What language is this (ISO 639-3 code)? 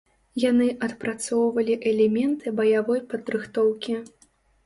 bel